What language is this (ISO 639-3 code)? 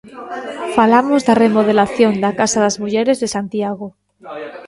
glg